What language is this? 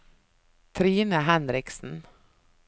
Norwegian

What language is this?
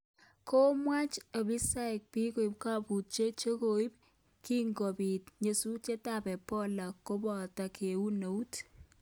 Kalenjin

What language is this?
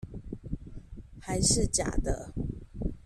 Chinese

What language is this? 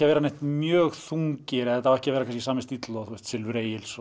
Icelandic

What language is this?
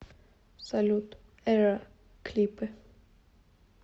Russian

